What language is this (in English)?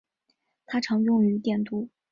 Chinese